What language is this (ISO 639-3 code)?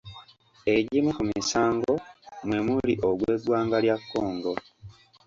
lug